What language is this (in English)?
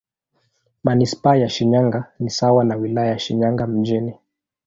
Swahili